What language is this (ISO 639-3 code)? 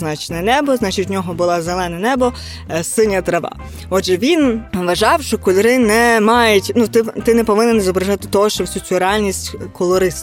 ukr